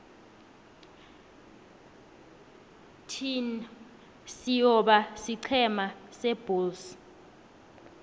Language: South Ndebele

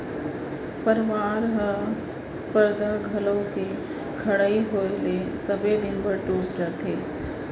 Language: Chhattisgarhi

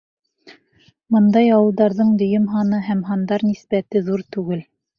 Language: Bashkir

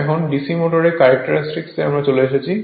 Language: Bangla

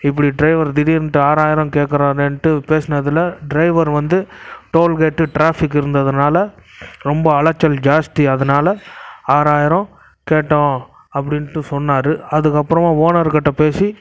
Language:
Tamil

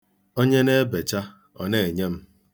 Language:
Igbo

